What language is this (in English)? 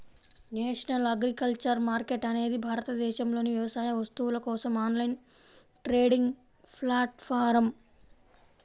Telugu